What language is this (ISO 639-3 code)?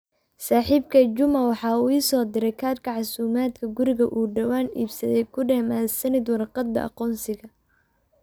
som